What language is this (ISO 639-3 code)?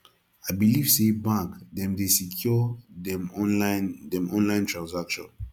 pcm